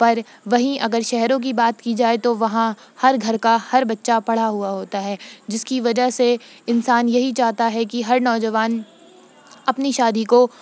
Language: Urdu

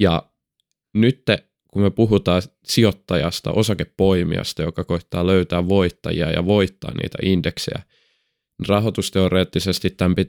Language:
Finnish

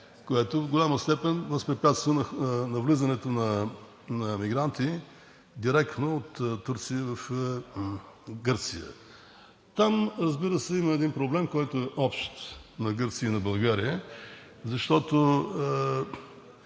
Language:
Bulgarian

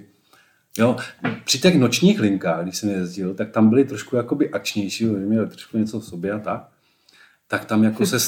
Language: Czech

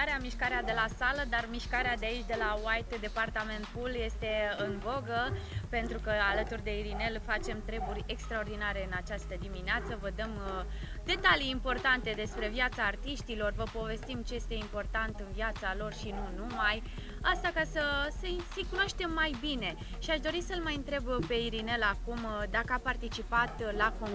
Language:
Romanian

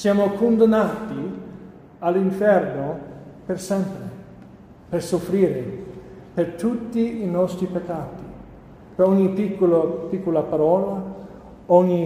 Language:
Italian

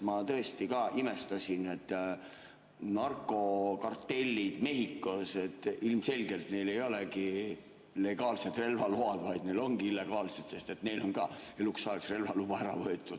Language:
Estonian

